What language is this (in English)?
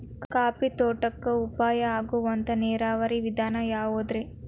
Kannada